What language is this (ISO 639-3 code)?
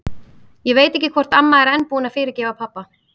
isl